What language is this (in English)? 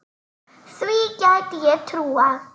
Icelandic